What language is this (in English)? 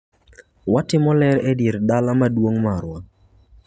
Luo (Kenya and Tanzania)